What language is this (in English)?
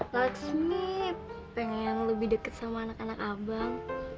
Indonesian